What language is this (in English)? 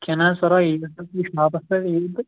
Kashmiri